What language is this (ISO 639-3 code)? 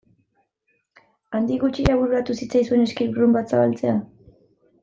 eus